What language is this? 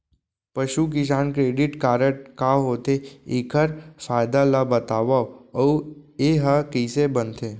Chhattisgarhi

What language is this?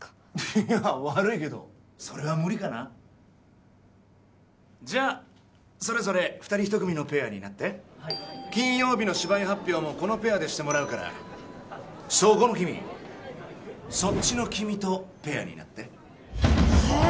Japanese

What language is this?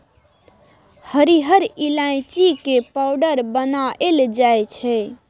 Maithili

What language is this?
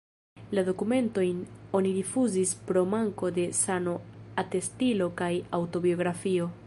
Esperanto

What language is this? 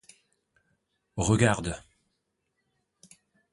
French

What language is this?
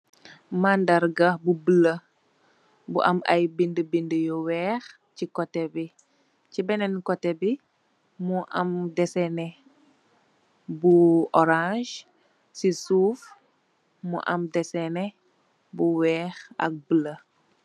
Wolof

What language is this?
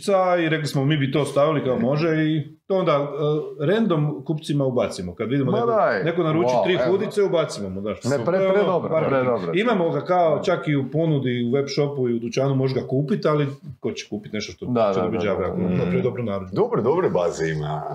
Croatian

